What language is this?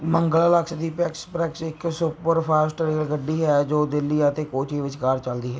Punjabi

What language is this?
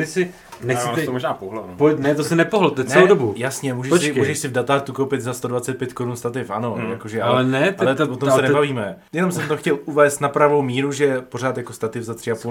Czech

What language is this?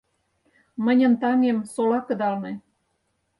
Mari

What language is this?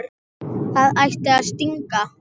Icelandic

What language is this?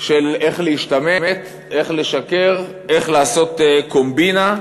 Hebrew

